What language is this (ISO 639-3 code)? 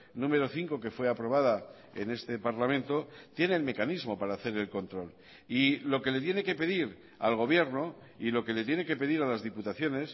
spa